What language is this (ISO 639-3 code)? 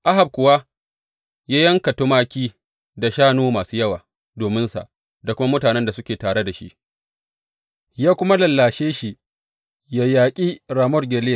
hau